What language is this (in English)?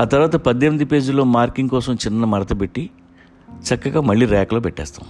Telugu